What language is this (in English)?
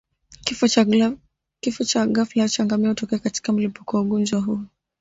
Swahili